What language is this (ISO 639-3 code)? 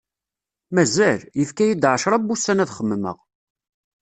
kab